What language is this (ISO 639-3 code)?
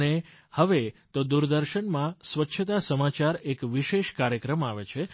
guj